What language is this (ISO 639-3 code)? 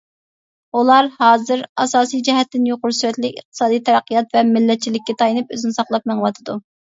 uig